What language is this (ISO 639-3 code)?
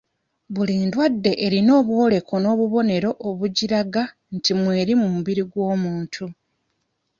lug